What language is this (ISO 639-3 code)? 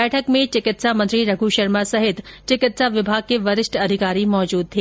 hin